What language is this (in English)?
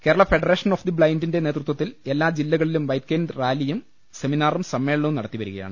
Malayalam